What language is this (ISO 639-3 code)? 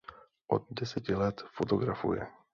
ces